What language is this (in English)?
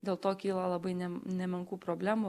Lithuanian